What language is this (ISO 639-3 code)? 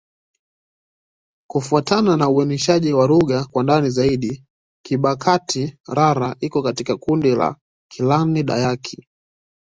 swa